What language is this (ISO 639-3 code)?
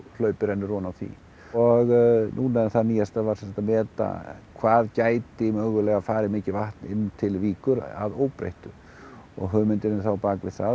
isl